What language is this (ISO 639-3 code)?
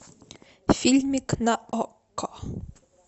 rus